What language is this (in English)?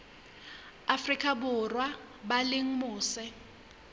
Southern Sotho